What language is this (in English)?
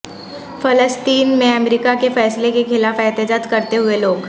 Urdu